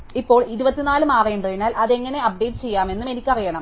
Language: Malayalam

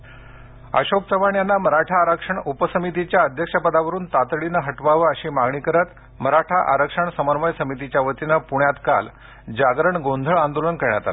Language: Marathi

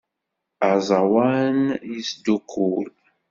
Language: Kabyle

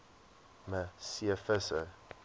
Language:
Afrikaans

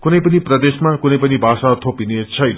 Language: Nepali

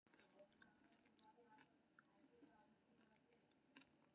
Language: Maithili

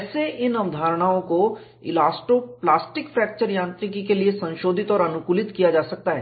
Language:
Hindi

